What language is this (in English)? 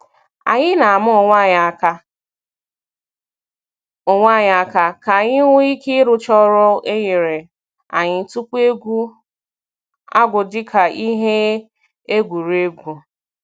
Igbo